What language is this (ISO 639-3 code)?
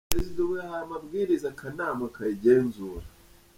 kin